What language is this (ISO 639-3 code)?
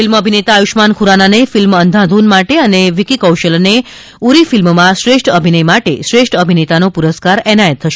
guj